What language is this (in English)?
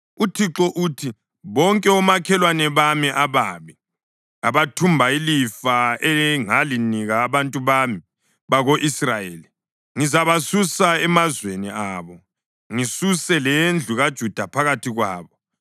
North Ndebele